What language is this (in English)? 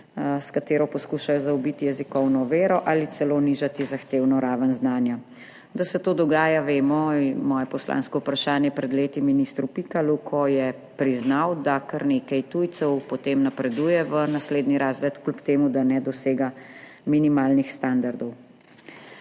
Slovenian